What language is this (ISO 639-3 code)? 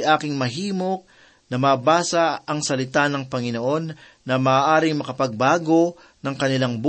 fil